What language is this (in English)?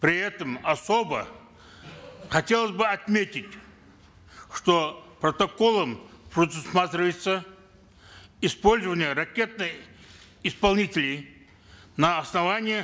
Kazakh